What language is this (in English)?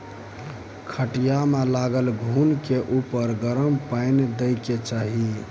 Maithili